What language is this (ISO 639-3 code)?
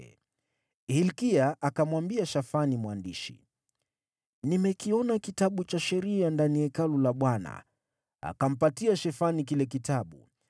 swa